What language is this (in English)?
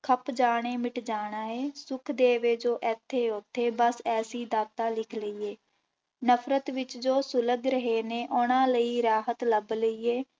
Punjabi